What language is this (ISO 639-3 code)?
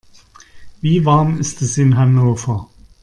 deu